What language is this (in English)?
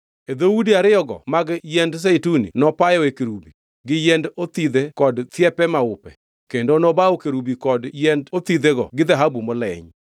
Luo (Kenya and Tanzania)